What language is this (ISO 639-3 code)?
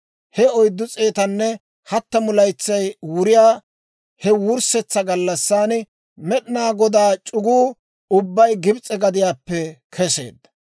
dwr